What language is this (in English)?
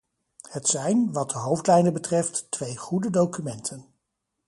Dutch